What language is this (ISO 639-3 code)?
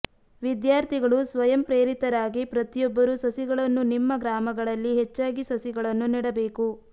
kan